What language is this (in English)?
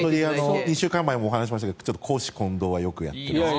Japanese